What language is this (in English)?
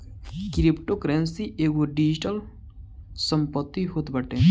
Bhojpuri